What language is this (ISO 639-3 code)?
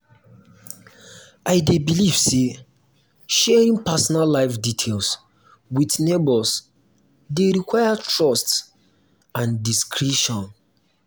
pcm